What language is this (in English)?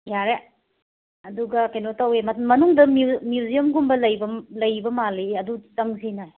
Manipuri